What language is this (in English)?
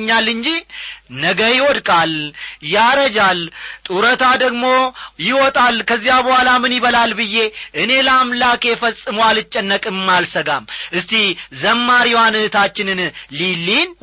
Amharic